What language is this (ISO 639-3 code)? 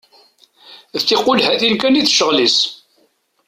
kab